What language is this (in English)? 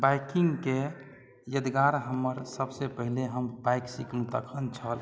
Maithili